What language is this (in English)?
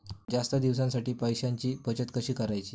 Marathi